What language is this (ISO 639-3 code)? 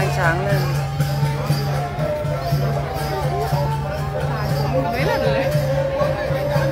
vie